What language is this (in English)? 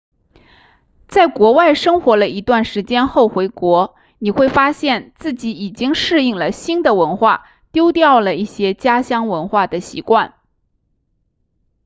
Chinese